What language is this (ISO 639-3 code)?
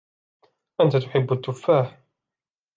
ara